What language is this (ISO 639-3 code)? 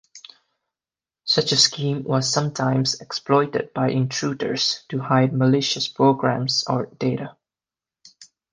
eng